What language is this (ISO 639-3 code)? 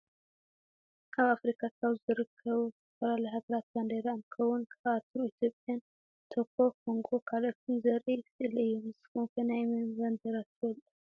tir